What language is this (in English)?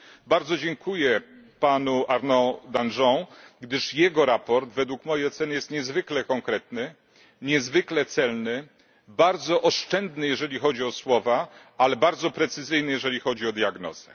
Polish